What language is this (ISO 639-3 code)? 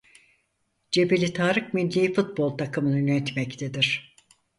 tur